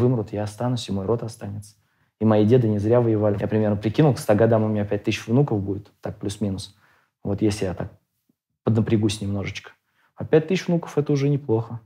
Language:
Russian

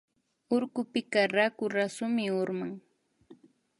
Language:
Imbabura Highland Quichua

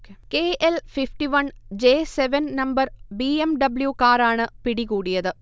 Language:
Malayalam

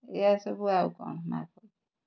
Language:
Odia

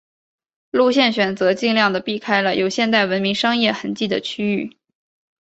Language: Chinese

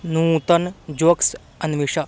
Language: Sanskrit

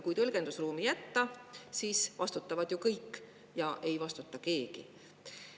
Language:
Estonian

